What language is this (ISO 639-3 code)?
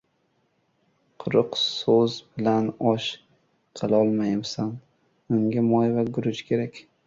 uzb